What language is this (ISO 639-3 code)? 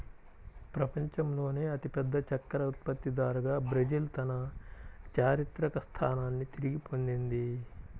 tel